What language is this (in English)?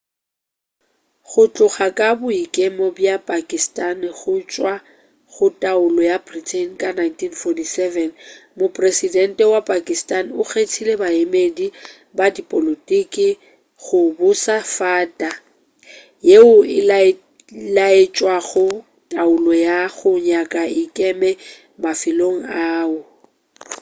Northern Sotho